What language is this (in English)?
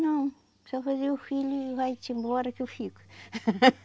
Portuguese